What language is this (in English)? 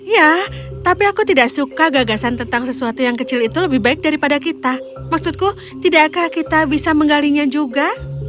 Indonesian